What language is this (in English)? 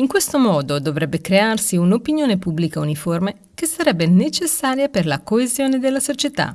Italian